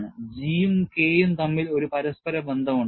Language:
Malayalam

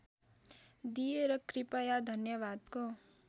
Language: Nepali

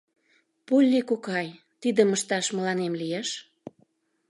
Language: Mari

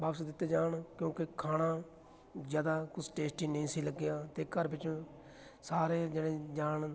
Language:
Punjabi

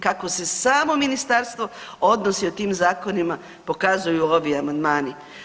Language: Croatian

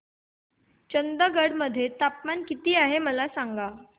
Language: Marathi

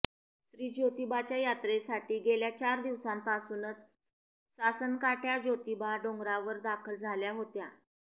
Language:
Marathi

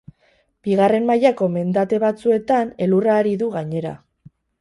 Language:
Basque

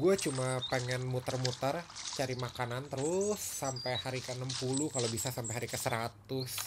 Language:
Indonesian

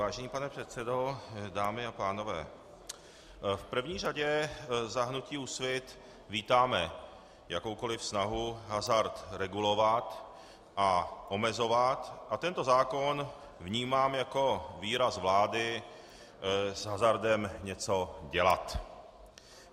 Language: Czech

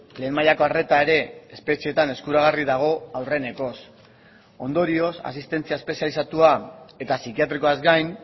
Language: Basque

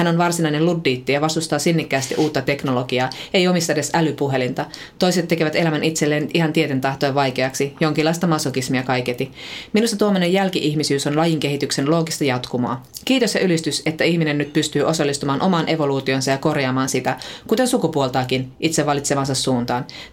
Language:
Finnish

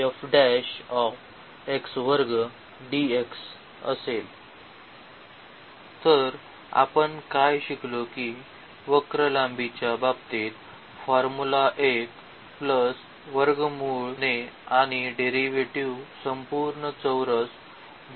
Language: Marathi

